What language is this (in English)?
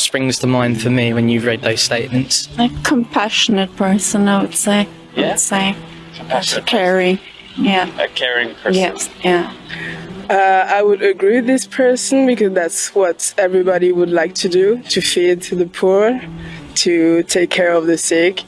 English